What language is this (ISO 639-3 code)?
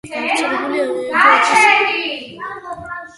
kat